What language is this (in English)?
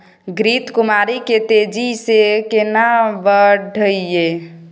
Maithili